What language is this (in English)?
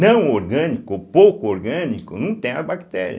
Portuguese